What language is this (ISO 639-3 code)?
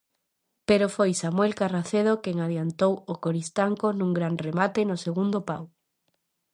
glg